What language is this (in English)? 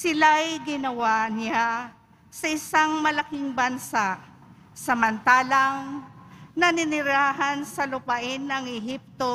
Filipino